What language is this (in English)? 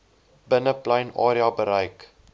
Afrikaans